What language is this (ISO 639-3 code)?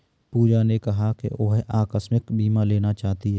hin